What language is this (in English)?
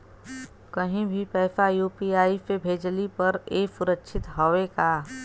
Bhojpuri